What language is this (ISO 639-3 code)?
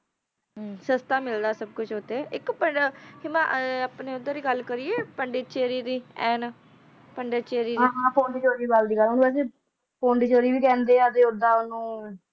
pan